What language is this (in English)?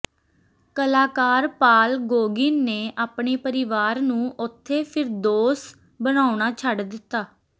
Punjabi